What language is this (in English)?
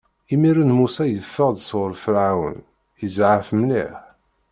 Kabyle